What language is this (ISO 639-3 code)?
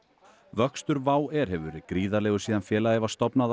isl